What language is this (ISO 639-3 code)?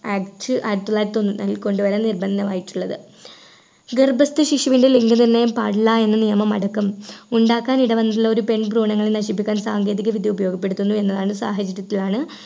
mal